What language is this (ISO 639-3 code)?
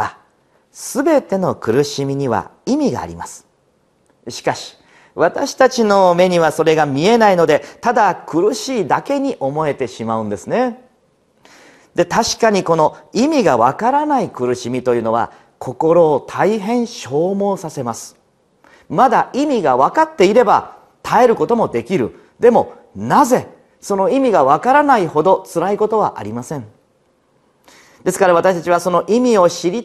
jpn